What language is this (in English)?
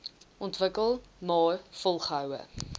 Afrikaans